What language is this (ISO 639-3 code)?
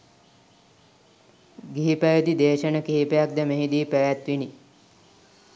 sin